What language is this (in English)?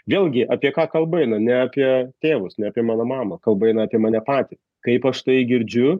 Lithuanian